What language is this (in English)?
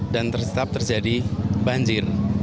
Indonesian